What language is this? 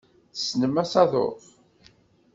Kabyle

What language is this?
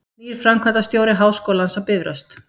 Icelandic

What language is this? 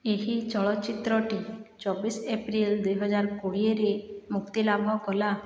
Odia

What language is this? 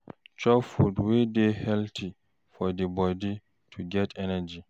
Nigerian Pidgin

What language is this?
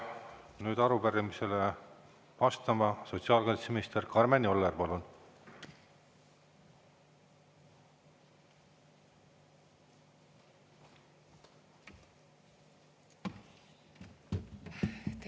Estonian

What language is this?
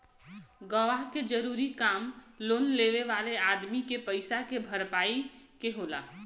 Bhojpuri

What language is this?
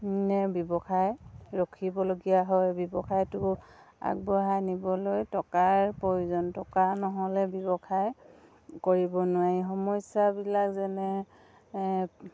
Assamese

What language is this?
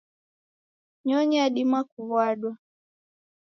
Taita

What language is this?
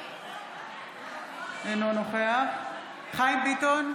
Hebrew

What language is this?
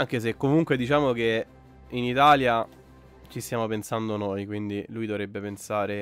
Italian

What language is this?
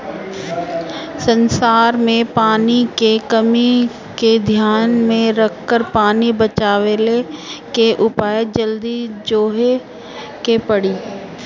Bhojpuri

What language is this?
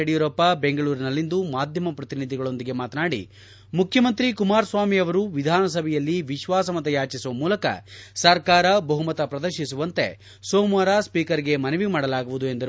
Kannada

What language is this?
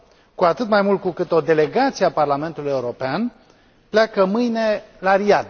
Romanian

